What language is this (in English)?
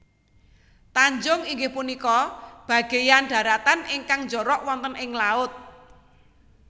Javanese